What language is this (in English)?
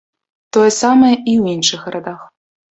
Belarusian